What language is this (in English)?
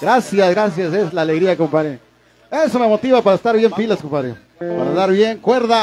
Spanish